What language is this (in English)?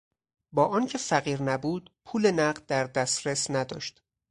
Persian